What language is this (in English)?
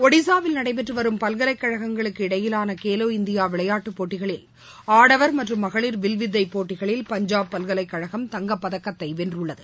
Tamil